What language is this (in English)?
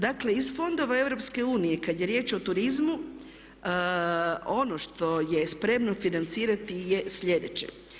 Croatian